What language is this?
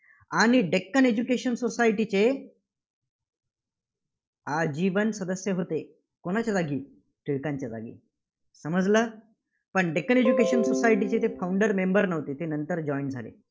Marathi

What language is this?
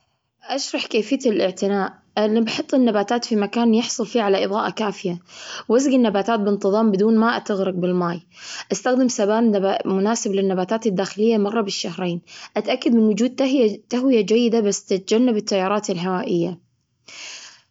Gulf Arabic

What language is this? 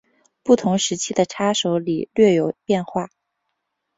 Chinese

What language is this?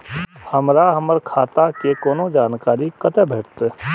Maithili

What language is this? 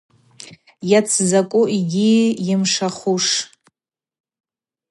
Abaza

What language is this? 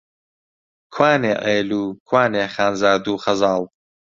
Central Kurdish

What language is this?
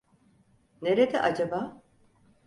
Turkish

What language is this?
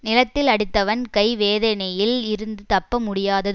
Tamil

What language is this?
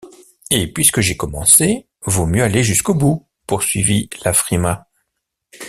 French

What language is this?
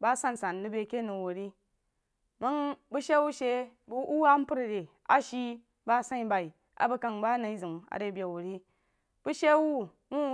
Jiba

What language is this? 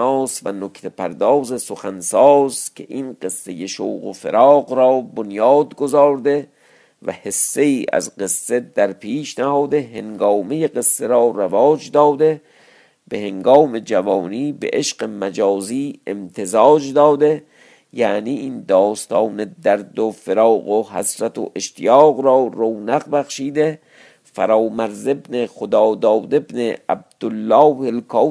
Persian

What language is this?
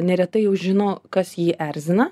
Lithuanian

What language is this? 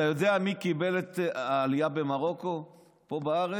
Hebrew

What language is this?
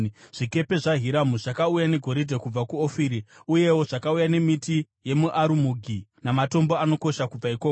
Shona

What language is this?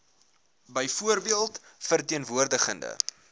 Afrikaans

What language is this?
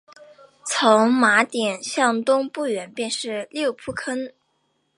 Chinese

